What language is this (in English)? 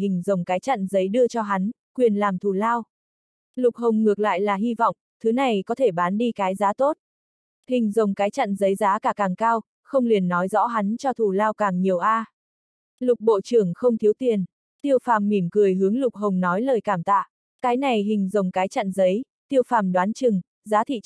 Vietnamese